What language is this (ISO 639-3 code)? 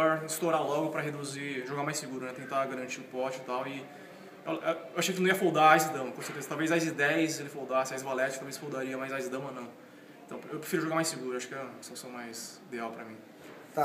por